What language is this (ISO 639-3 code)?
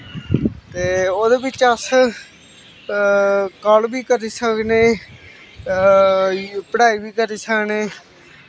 doi